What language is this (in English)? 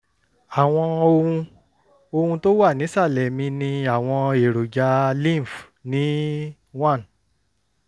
Yoruba